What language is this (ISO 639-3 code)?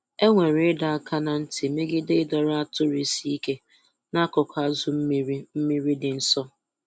ibo